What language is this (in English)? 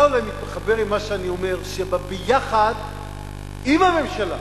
Hebrew